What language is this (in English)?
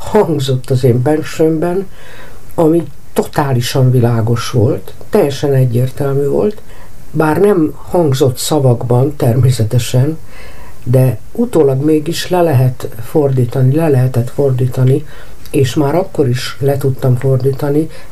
Hungarian